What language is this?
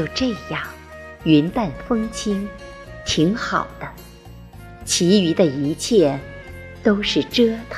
Chinese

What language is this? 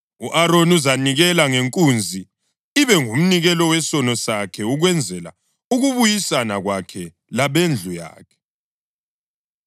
North Ndebele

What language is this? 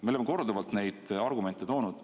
Estonian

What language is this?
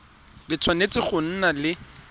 Tswana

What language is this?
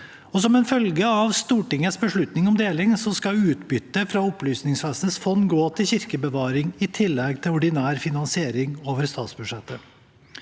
Norwegian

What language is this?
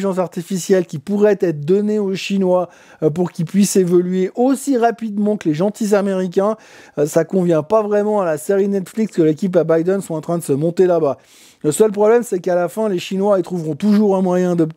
French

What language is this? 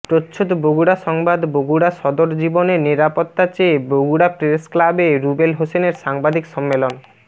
Bangla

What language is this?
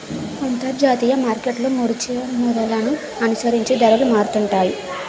Telugu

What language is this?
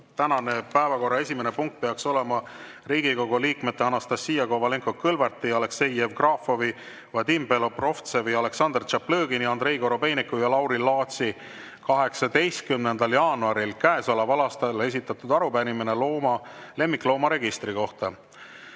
Estonian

